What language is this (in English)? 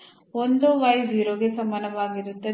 Kannada